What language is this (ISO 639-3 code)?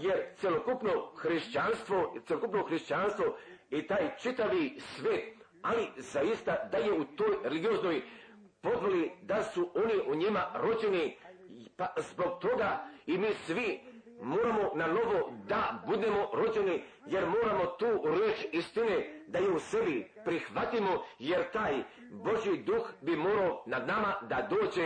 hrv